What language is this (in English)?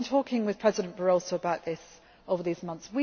English